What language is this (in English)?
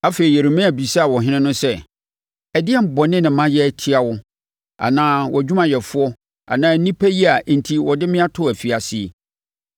Akan